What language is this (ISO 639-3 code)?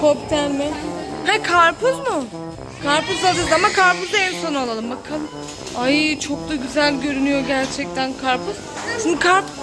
tur